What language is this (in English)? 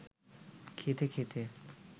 Bangla